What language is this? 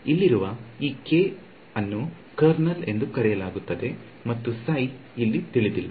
Kannada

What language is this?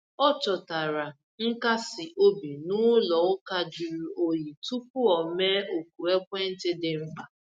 Igbo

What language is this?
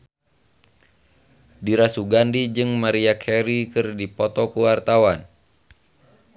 Sundanese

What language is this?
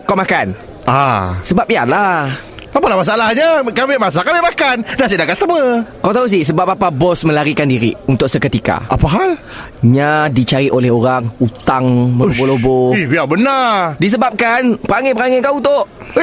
Malay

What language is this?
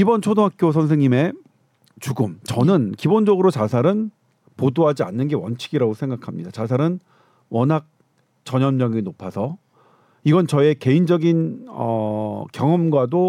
Korean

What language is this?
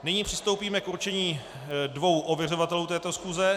Czech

